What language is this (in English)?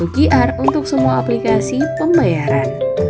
Indonesian